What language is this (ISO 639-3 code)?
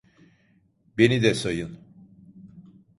tur